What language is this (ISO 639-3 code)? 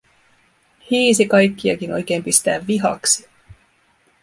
fin